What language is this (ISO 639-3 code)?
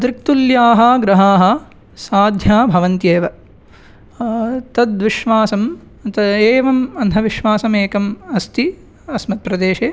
san